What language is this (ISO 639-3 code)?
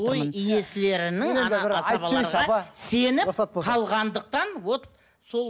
kaz